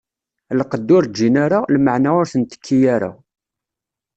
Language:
Kabyle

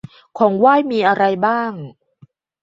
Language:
Thai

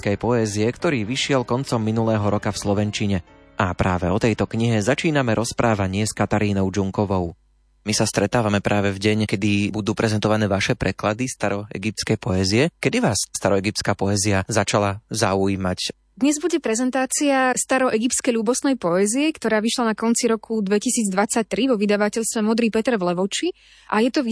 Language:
Slovak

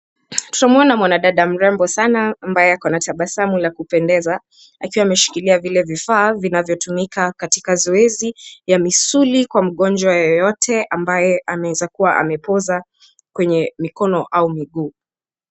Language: Swahili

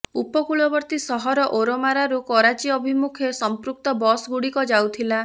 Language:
Odia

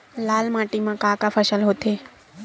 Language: Chhattisgarhi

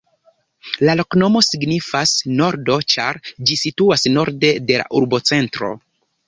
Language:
Esperanto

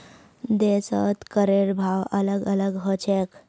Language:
Magahi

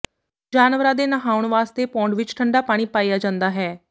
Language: Punjabi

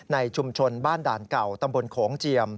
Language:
Thai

